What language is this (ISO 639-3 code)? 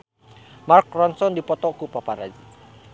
sun